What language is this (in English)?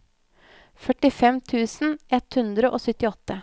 Norwegian